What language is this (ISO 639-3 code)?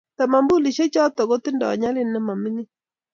kln